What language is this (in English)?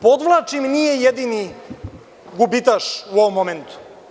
Serbian